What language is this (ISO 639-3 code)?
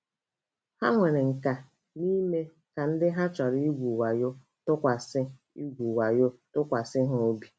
ibo